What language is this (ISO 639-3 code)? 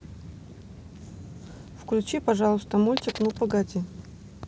rus